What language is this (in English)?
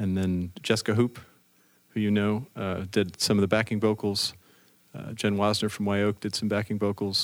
English